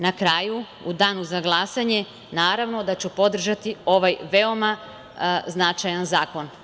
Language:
Serbian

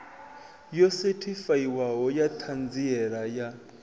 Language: Venda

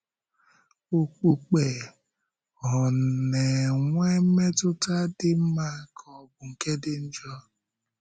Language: Igbo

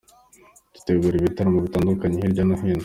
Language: Kinyarwanda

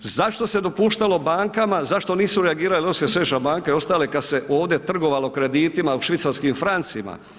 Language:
Croatian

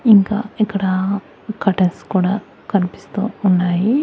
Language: Telugu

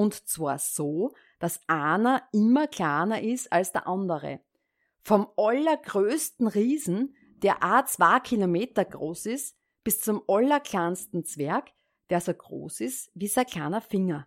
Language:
German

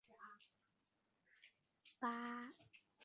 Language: Chinese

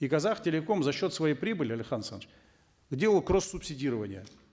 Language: Kazakh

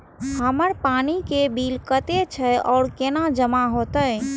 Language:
Maithili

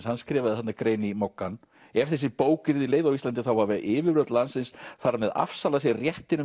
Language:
Icelandic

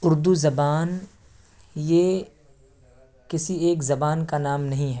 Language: Urdu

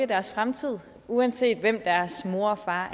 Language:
Danish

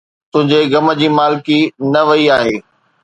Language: Sindhi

